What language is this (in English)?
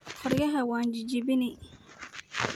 Somali